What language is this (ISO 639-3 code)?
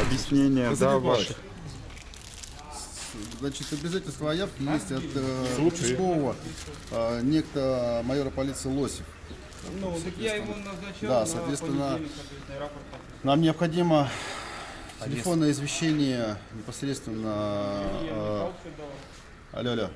rus